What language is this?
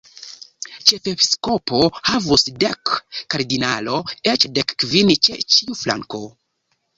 Esperanto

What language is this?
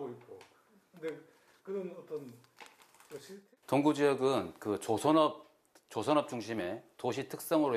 Korean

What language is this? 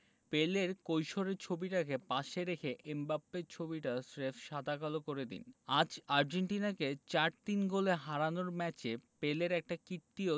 Bangla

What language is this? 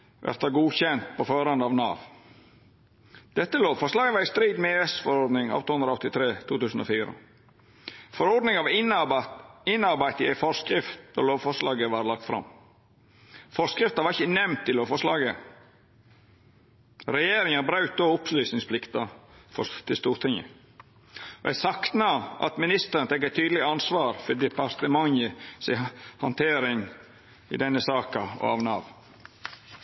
Norwegian Nynorsk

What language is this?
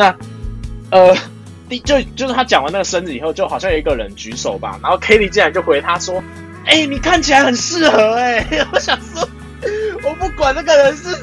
Chinese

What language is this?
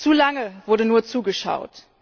German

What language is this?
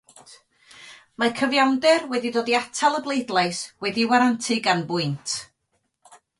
Welsh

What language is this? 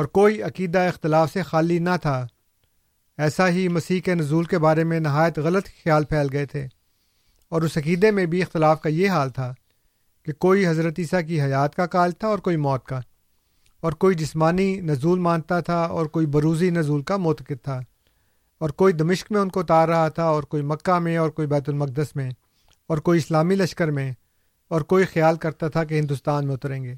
Urdu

